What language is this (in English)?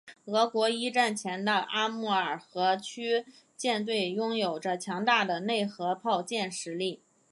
Chinese